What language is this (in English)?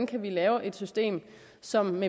Danish